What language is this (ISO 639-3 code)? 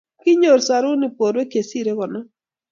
kln